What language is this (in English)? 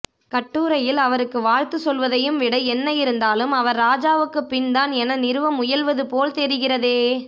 Tamil